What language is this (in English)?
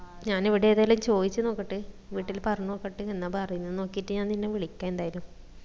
Malayalam